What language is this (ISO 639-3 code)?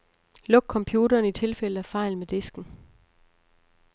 dan